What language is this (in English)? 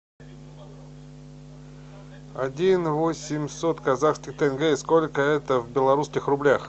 Russian